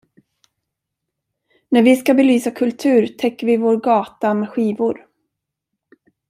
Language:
Swedish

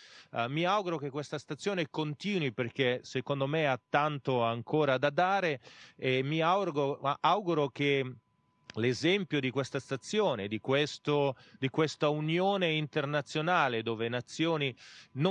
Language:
Italian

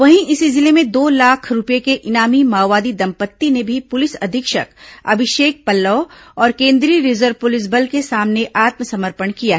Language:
Hindi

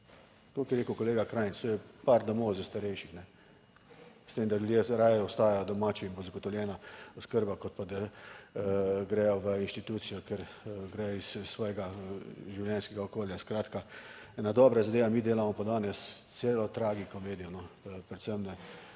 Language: Slovenian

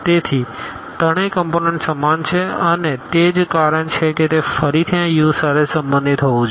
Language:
Gujarati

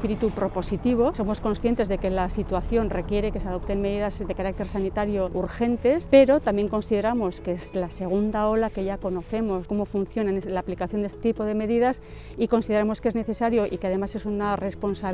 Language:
Spanish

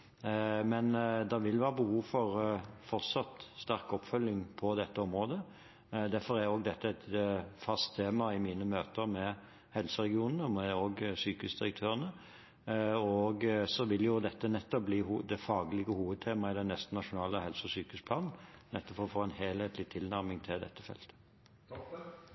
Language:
Norwegian Bokmål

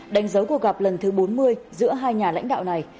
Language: Vietnamese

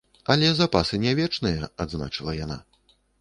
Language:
Belarusian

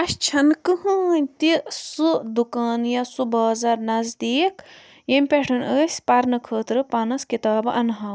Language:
Kashmiri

